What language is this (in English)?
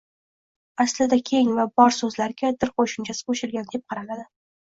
Uzbek